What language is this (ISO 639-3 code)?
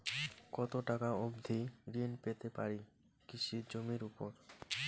ben